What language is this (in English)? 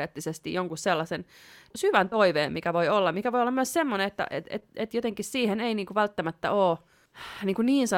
Finnish